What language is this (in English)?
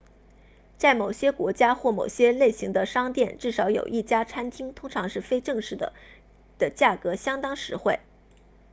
Chinese